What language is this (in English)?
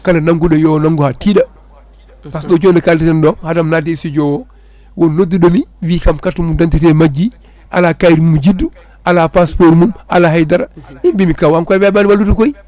Fula